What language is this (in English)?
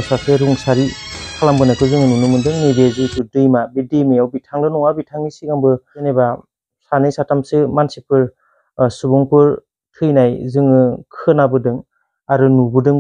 Vietnamese